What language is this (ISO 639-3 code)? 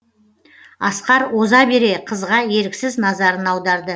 kaz